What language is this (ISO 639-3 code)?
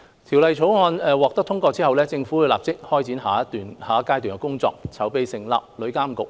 yue